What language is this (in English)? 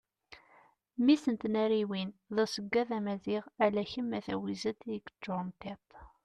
Kabyle